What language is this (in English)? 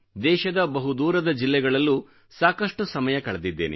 Kannada